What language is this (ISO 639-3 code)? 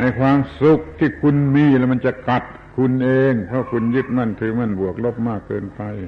tha